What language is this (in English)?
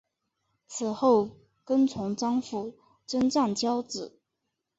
Chinese